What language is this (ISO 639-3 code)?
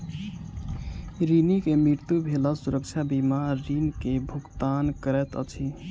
mai